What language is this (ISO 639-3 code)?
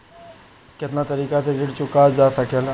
bho